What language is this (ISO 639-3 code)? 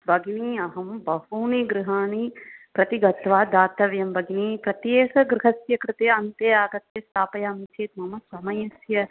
san